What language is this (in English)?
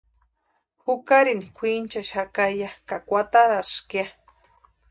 Western Highland Purepecha